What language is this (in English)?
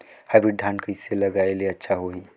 Chhattisgarhi